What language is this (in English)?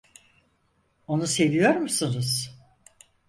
Turkish